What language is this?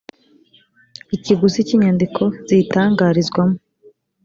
Kinyarwanda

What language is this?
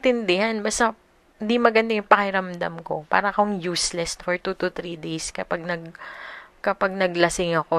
Filipino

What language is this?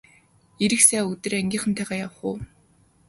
Mongolian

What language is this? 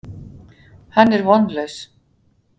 Icelandic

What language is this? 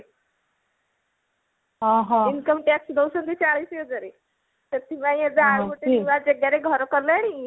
Odia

